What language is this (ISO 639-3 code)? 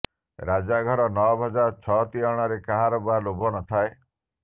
ori